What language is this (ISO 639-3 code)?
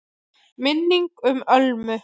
isl